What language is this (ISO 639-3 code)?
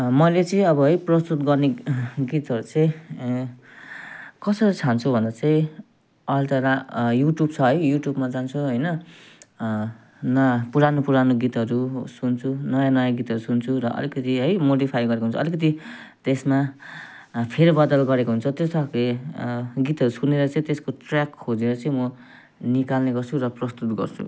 nep